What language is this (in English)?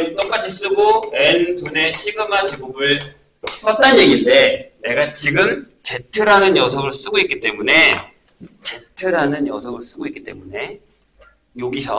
Korean